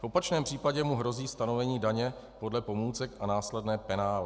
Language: Czech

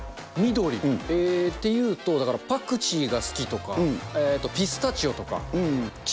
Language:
Japanese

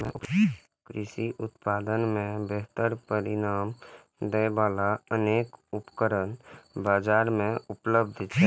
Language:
Maithili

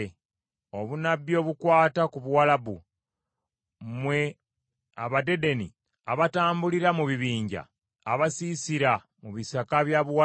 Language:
Ganda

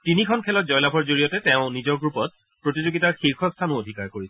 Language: Assamese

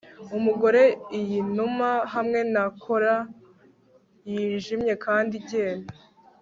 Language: Kinyarwanda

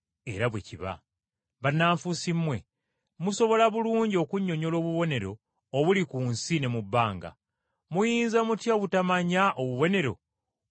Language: Ganda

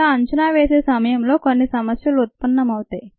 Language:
Telugu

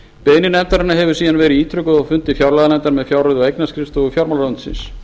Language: Icelandic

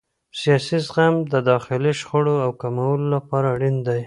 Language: Pashto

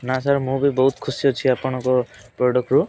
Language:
Odia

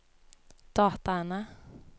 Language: Norwegian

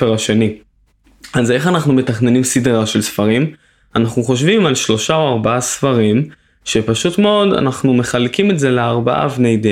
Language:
Hebrew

